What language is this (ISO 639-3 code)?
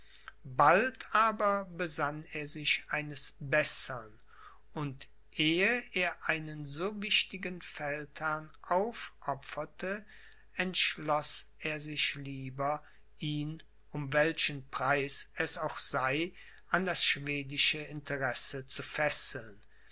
deu